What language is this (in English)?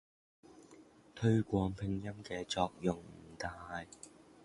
Cantonese